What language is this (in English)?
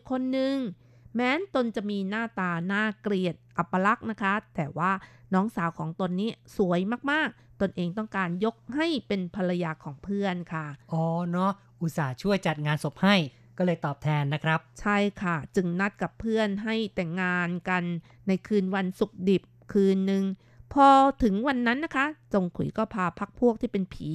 Thai